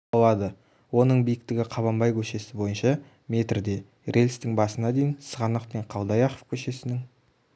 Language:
Kazakh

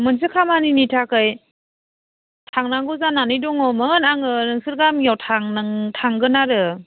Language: Bodo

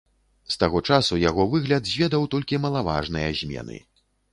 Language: Belarusian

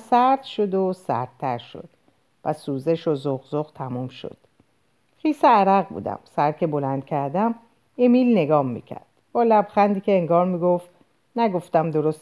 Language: Persian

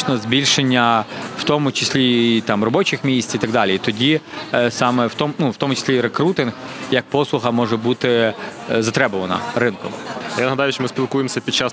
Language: Ukrainian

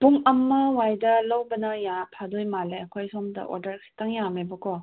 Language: Manipuri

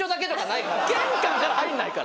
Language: Japanese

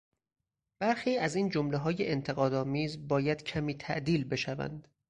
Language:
Persian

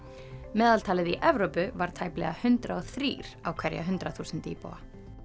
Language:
Icelandic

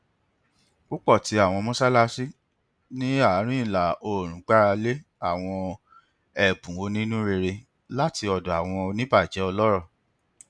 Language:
Yoruba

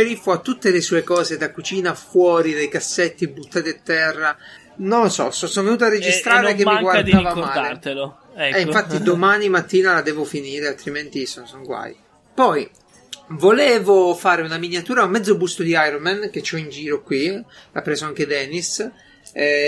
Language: Italian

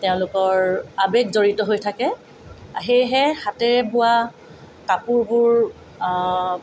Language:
Assamese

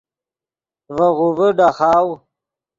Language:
Yidgha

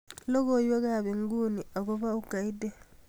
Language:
Kalenjin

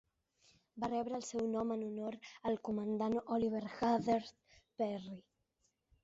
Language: Catalan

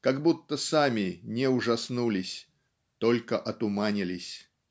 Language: Russian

